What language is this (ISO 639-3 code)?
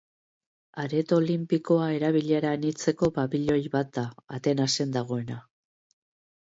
eus